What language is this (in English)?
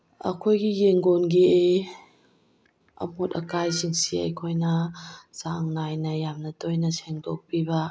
Manipuri